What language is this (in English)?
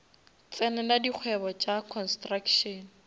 Northern Sotho